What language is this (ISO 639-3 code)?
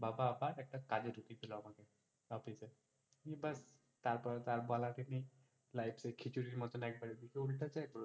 ben